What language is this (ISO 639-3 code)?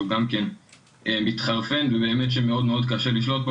heb